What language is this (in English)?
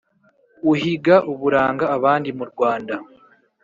Kinyarwanda